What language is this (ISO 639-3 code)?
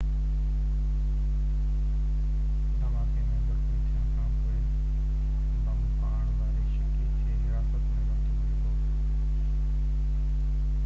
snd